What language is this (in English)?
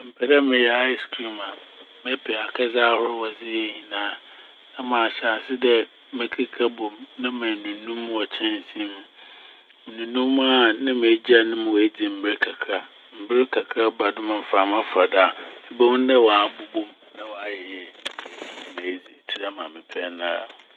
Akan